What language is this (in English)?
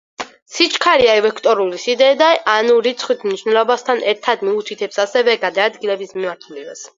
Georgian